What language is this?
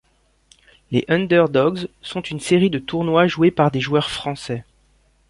French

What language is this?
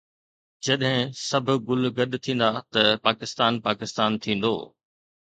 Sindhi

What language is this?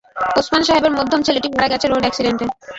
Bangla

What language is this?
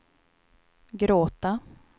Swedish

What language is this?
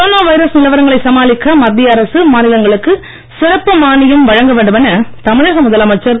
Tamil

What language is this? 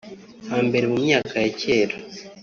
Kinyarwanda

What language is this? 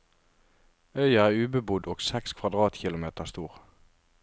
Norwegian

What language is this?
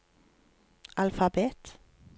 Norwegian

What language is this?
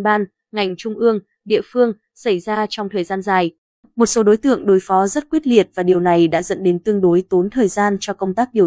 Vietnamese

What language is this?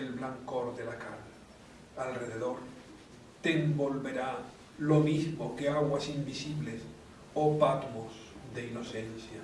Spanish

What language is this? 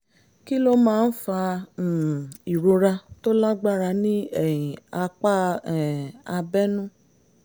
Yoruba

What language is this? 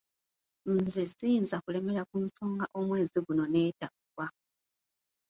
Ganda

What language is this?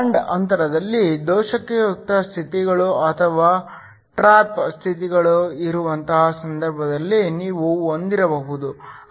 Kannada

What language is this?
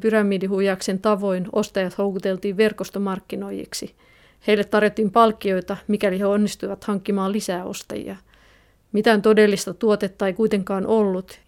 Finnish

